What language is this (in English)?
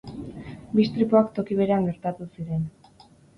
Basque